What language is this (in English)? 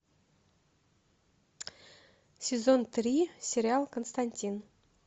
Russian